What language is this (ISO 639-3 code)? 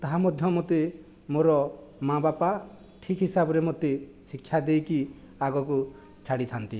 ori